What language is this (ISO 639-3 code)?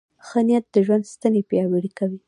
pus